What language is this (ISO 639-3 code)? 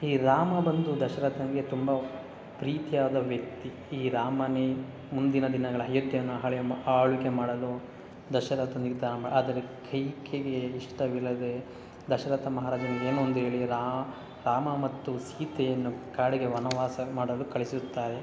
kan